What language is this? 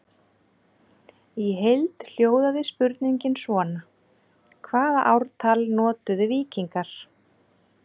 Icelandic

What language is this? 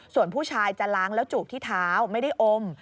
Thai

